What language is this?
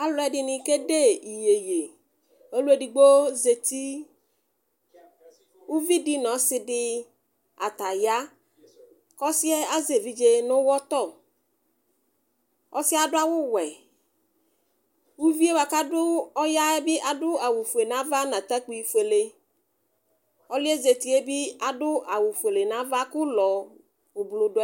Ikposo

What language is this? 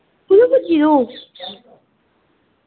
Dogri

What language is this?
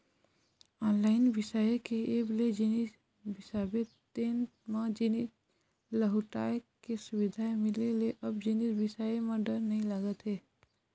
Chhattisgarhi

